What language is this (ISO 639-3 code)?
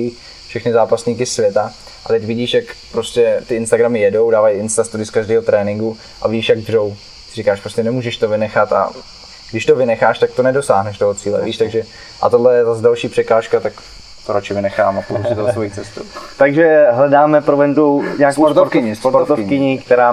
ces